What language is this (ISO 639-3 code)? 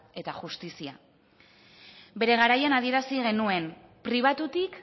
eus